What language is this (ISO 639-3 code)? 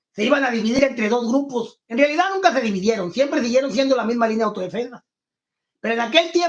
spa